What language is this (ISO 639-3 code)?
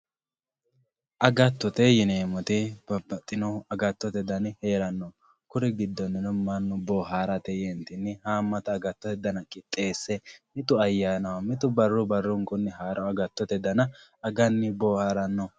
sid